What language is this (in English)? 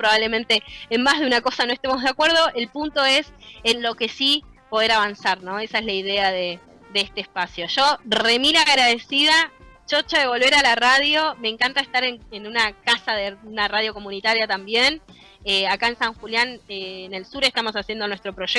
Spanish